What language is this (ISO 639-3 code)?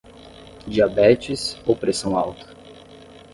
por